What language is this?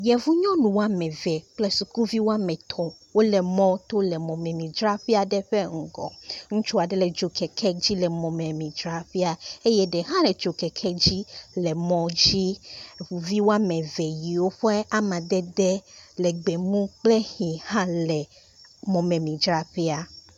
Ewe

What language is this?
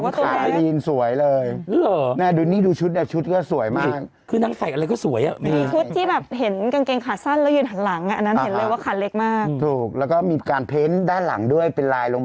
Thai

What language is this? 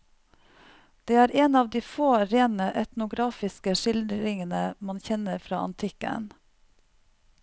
Norwegian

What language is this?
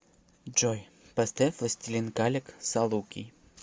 Russian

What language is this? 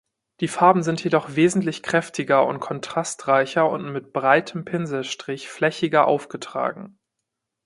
German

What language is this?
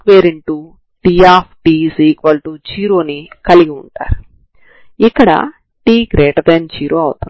Telugu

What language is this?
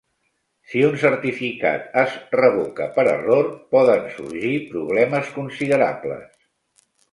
Catalan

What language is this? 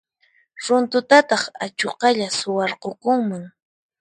Puno Quechua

